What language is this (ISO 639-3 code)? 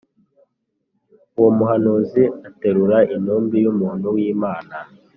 kin